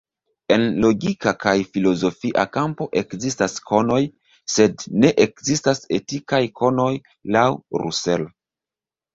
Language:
Esperanto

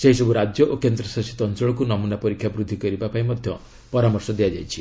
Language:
Odia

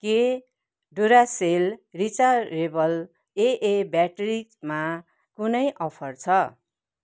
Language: Nepali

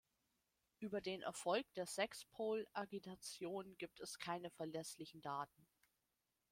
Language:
German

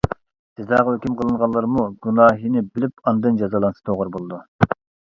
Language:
Uyghur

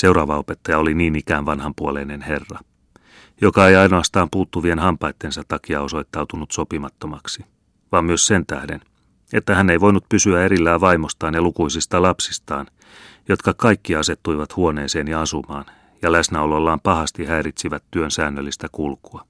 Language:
Finnish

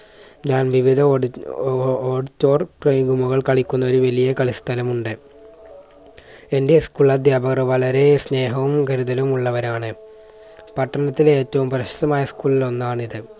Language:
Malayalam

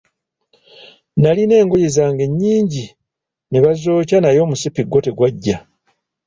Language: Ganda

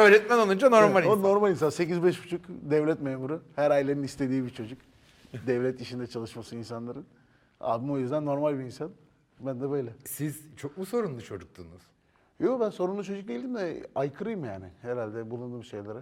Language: Turkish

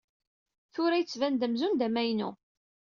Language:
Kabyle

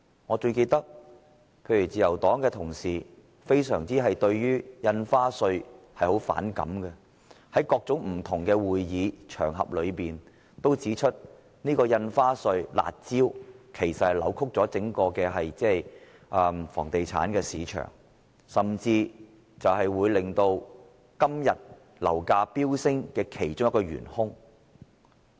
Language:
Cantonese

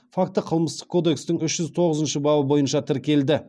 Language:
Kazakh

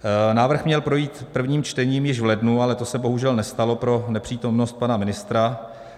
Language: Czech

